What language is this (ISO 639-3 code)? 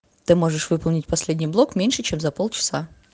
rus